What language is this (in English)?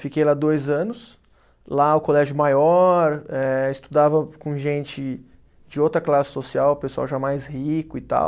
Portuguese